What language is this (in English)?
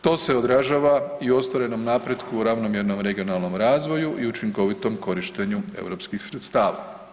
Croatian